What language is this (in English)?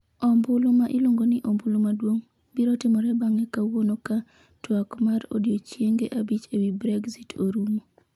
Luo (Kenya and Tanzania)